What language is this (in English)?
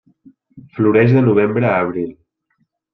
Catalan